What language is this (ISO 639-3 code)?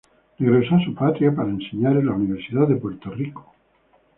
spa